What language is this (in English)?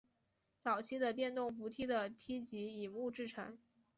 Chinese